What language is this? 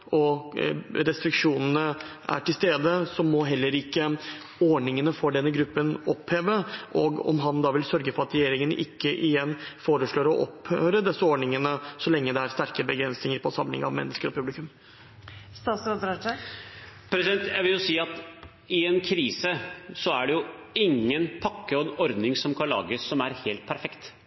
Norwegian Bokmål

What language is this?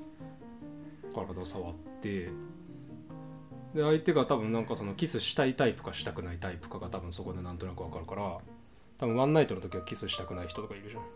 Japanese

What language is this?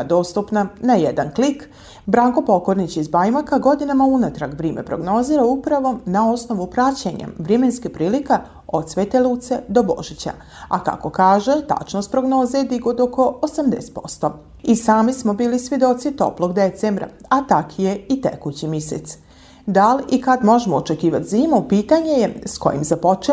Croatian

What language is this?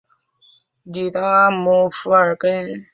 Chinese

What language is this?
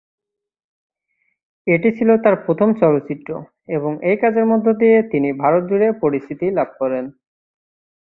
Bangla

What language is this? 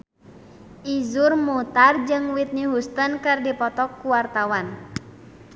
Sundanese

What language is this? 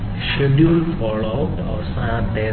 Malayalam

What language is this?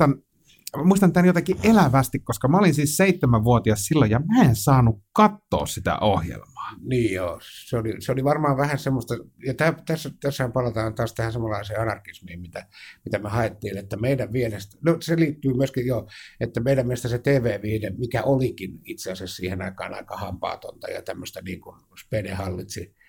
Finnish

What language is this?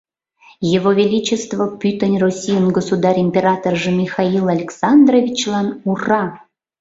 Mari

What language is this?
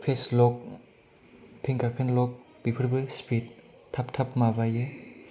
Bodo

